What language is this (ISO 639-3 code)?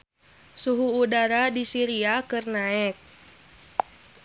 sun